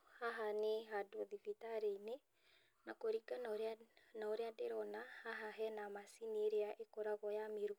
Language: Kikuyu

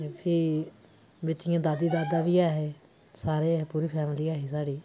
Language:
Dogri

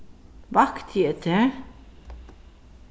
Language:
Faroese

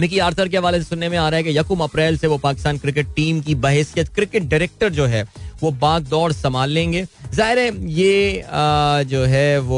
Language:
Hindi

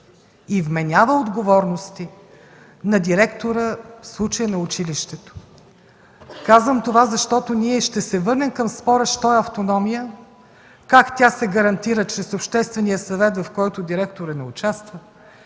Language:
Bulgarian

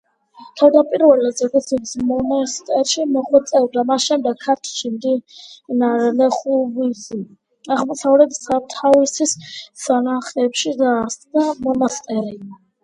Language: Georgian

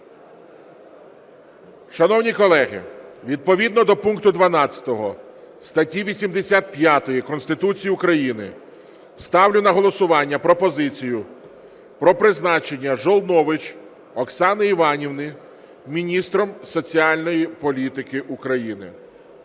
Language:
Ukrainian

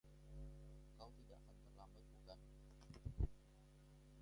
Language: Indonesian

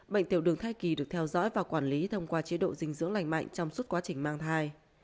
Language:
Vietnamese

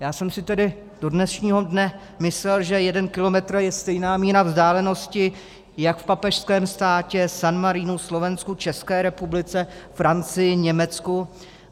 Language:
Czech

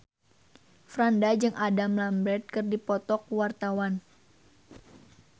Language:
Sundanese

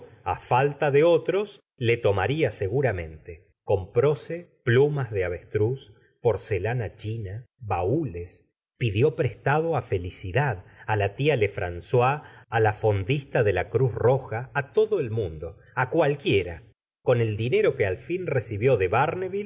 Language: Spanish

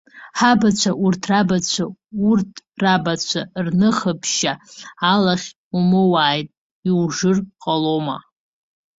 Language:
Abkhazian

